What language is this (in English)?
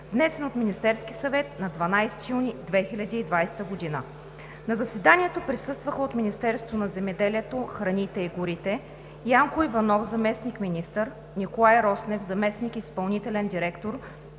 Bulgarian